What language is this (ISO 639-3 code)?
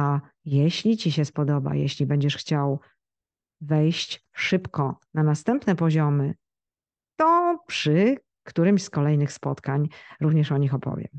pol